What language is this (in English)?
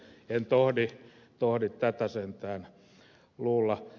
Finnish